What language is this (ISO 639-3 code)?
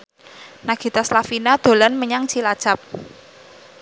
jav